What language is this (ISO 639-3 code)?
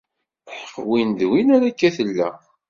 kab